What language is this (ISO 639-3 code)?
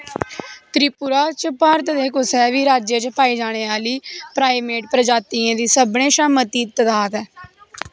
doi